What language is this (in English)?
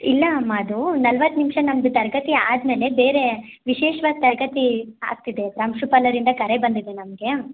Kannada